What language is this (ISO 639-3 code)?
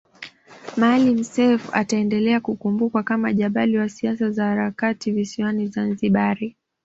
swa